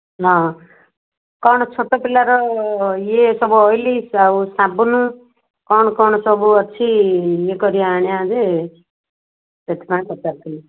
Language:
Odia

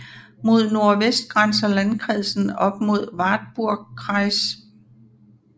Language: Danish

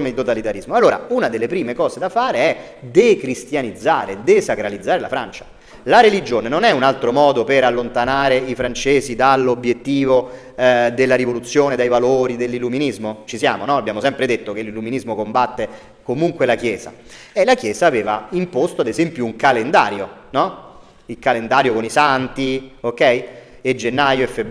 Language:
Italian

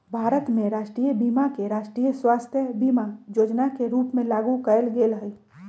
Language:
Magahi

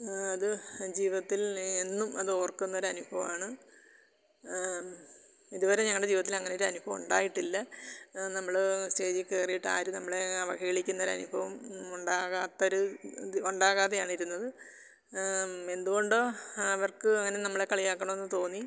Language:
Malayalam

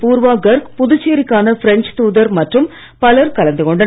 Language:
Tamil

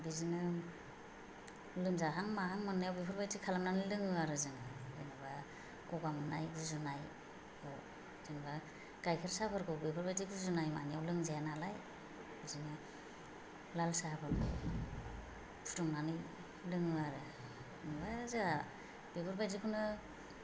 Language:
Bodo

